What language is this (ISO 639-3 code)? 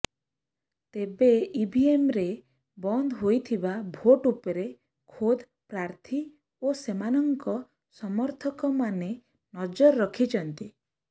ori